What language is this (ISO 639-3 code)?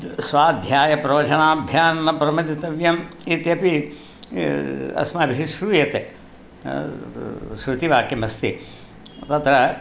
san